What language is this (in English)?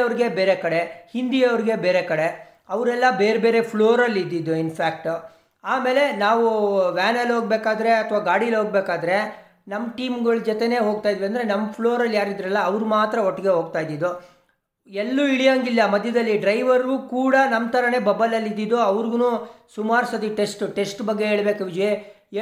Kannada